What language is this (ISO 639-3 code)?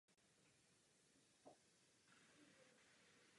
ces